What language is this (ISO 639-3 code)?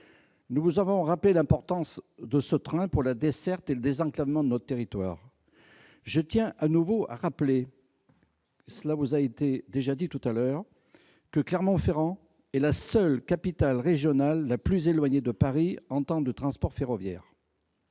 fra